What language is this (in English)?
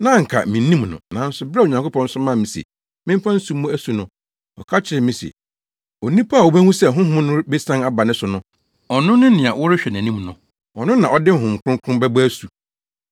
Akan